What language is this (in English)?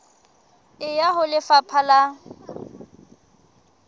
Southern Sotho